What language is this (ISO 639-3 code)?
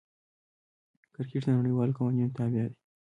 pus